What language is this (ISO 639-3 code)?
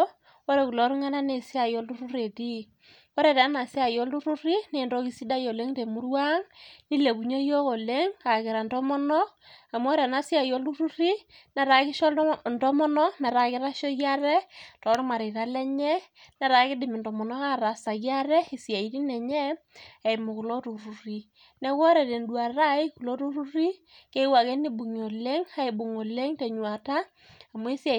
mas